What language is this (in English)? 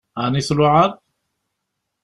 Kabyle